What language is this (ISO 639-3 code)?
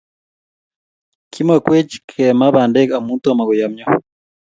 kln